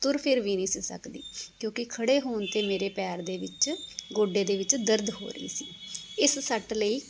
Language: Punjabi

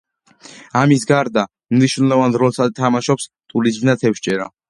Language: Georgian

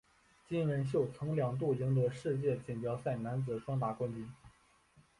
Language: Chinese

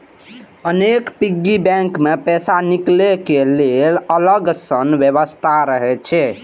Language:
Maithili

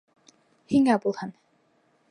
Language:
Bashkir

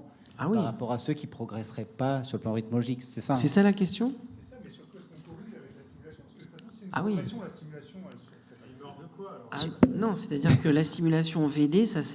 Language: French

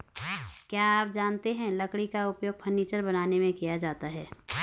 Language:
Hindi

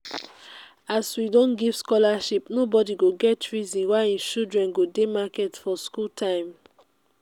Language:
Nigerian Pidgin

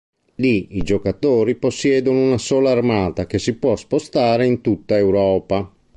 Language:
Italian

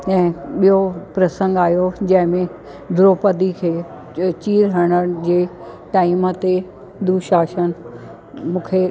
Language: Sindhi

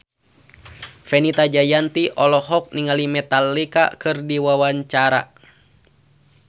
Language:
Sundanese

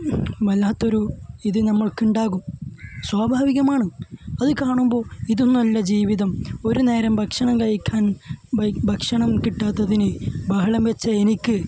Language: Malayalam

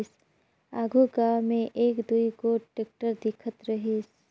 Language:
Chhattisgarhi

